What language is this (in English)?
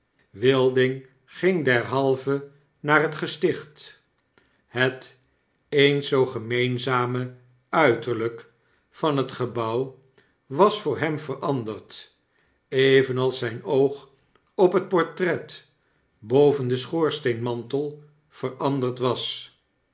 Dutch